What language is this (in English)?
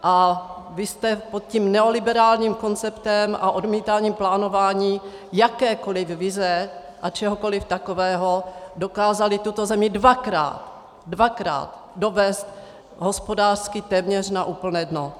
Czech